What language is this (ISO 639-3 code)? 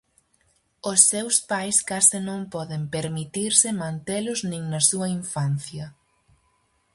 glg